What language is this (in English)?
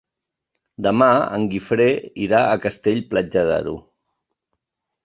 Catalan